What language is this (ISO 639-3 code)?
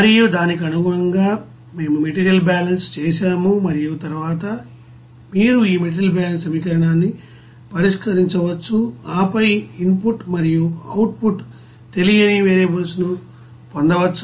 tel